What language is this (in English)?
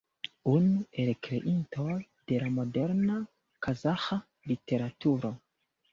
Esperanto